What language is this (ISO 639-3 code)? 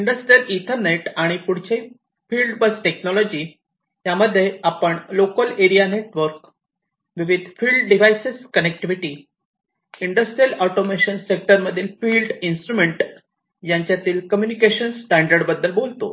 mar